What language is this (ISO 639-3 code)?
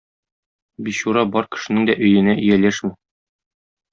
tat